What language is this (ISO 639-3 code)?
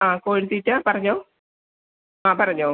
mal